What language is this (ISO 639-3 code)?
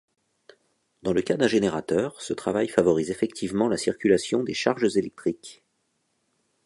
fra